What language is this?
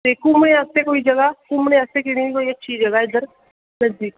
Dogri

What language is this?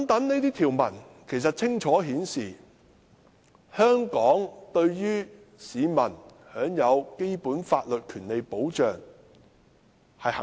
Cantonese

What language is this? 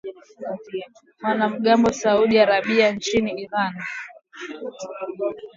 Swahili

